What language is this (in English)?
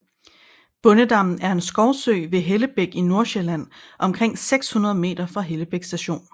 Danish